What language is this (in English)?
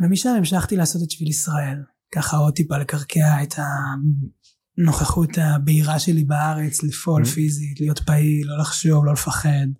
Hebrew